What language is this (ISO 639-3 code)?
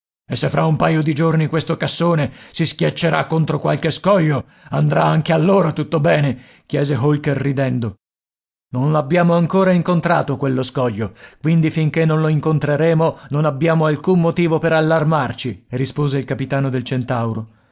ita